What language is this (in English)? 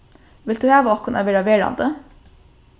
Faroese